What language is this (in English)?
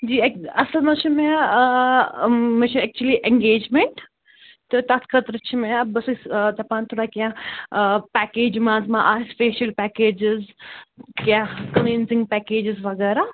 Kashmiri